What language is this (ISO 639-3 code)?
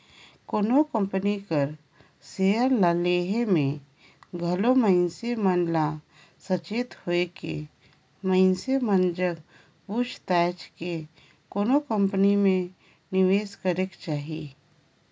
hne